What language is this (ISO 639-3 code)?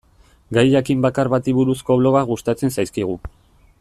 eus